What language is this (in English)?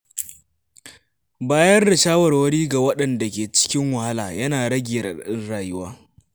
Hausa